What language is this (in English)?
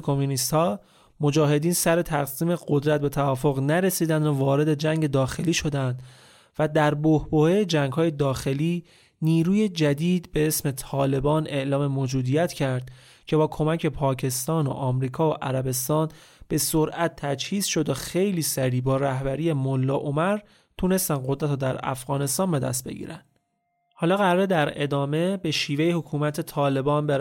Persian